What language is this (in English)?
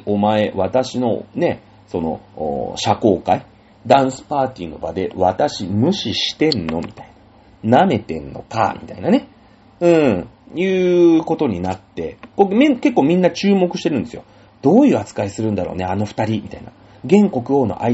Japanese